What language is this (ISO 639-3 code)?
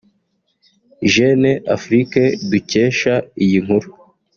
kin